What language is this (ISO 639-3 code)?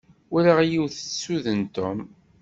kab